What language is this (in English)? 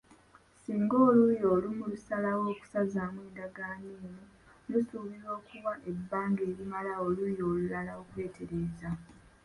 Ganda